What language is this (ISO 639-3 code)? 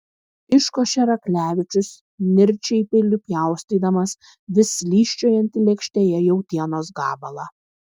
lit